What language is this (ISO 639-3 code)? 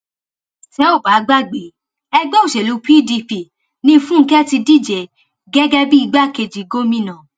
yor